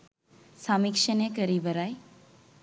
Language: Sinhala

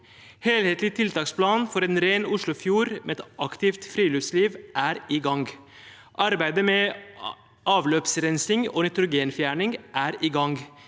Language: Norwegian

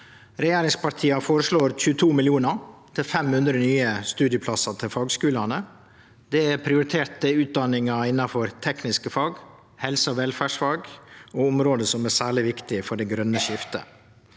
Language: Norwegian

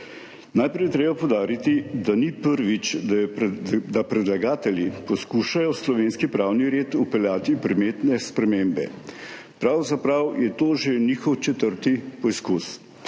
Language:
Slovenian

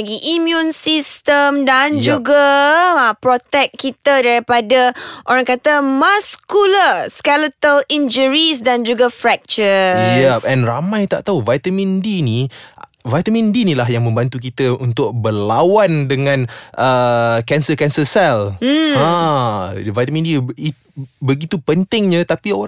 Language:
Malay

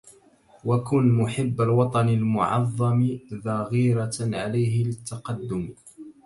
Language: Arabic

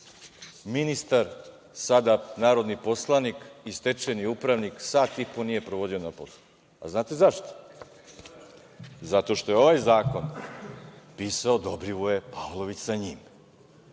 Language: Serbian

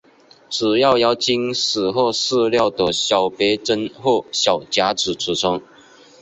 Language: Chinese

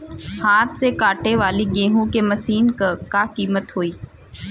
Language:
Bhojpuri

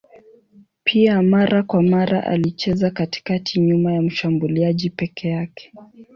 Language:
Swahili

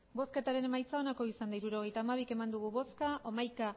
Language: Basque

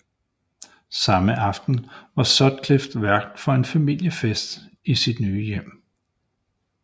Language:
Danish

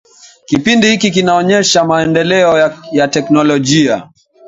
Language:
Swahili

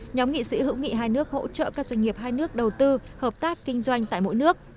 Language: Vietnamese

